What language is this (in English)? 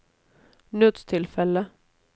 Norwegian